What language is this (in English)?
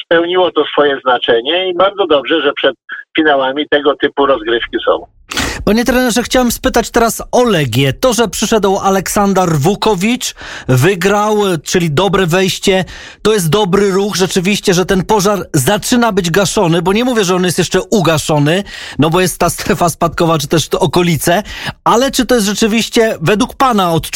Polish